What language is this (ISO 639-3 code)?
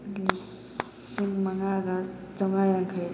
mni